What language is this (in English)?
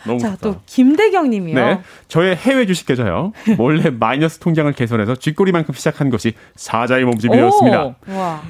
Korean